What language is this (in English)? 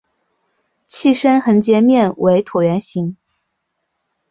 Chinese